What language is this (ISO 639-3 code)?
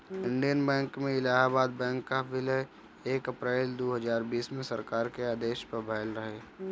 bho